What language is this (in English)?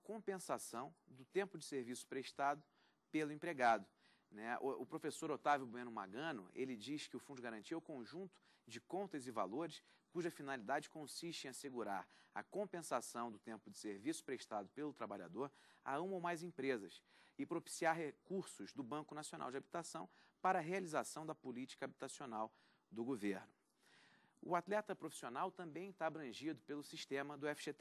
Portuguese